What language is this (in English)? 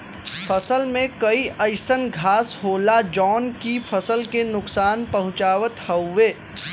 Bhojpuri